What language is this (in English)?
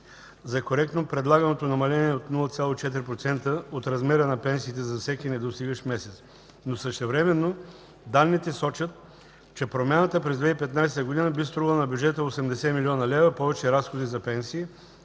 Bulgarian